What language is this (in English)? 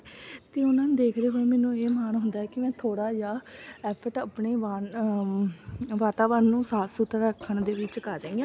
Punjabi